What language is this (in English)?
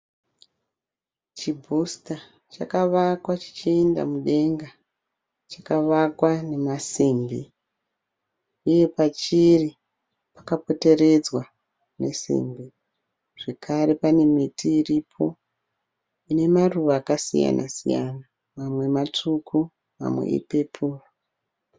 Shona